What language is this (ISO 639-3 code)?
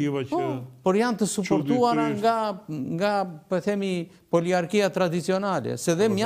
ron